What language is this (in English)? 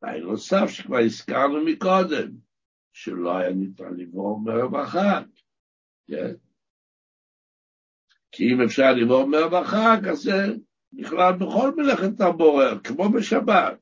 Hebrew